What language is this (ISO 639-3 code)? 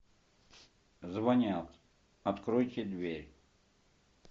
rus